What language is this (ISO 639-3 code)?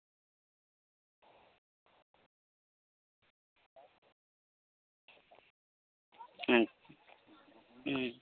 sat